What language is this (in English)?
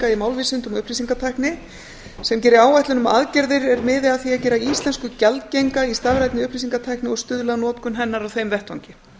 Icelandic